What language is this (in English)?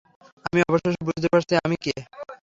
Bangla